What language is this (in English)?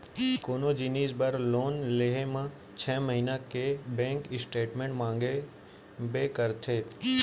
Chhattisgarhi